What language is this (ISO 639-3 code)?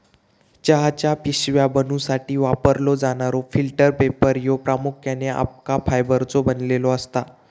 mar